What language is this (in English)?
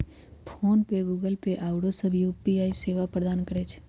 Magahi